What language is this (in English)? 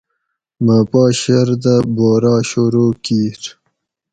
Gawri